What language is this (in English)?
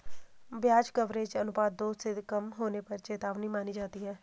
Hindi